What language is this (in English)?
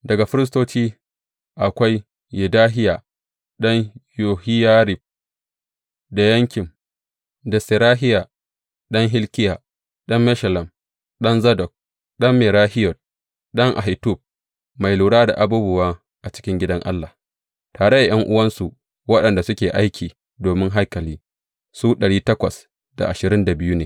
Hausa